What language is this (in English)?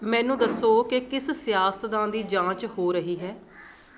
Punjabi